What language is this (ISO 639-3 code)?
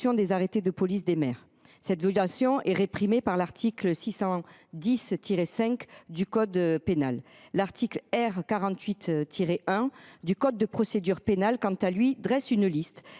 fra